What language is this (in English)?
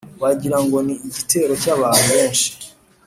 Kinyarwanda